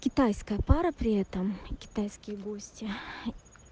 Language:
Russian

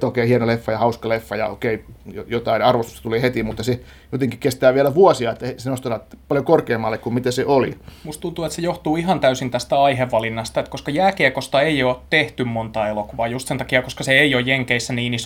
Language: Finnish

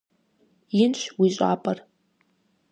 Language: Kabardian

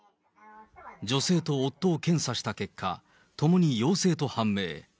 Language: Japanese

